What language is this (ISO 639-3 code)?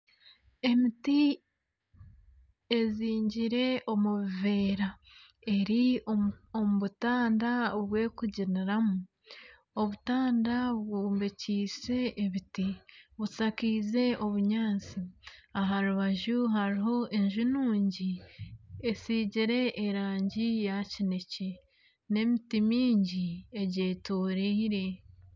nyn